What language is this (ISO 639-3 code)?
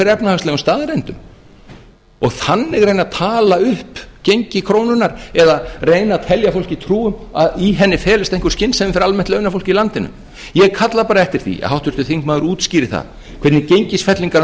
isl